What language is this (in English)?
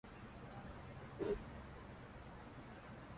Uzbek